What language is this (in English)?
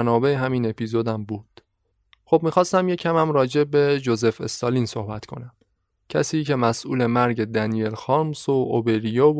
Persian